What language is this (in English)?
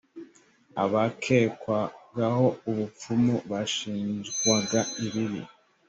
Kinyarwanda